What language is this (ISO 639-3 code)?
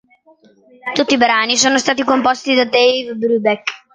ita